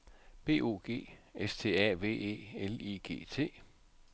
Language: Danish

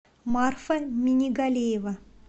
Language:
Russian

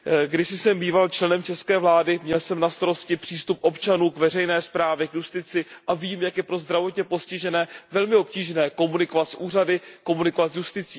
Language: Czech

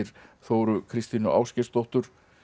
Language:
Icelandic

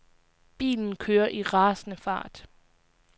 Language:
Danish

